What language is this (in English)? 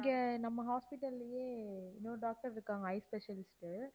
Tamil